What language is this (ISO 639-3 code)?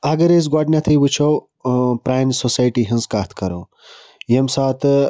kas